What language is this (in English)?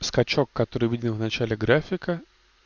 Russian